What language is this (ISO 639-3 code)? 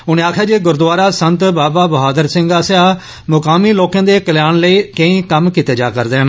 doi